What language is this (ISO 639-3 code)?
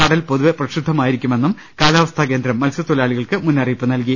mal